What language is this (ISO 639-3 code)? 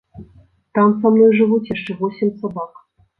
bel